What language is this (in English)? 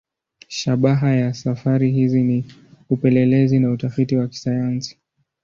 Swahili